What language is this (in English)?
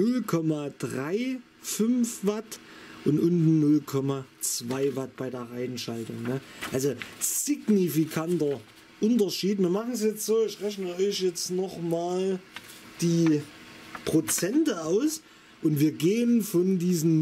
German